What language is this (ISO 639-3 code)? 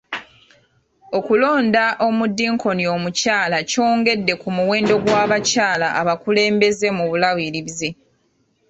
lug